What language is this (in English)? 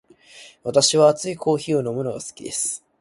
Japanese